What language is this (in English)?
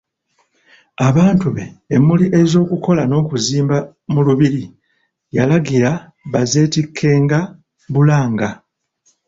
Ganda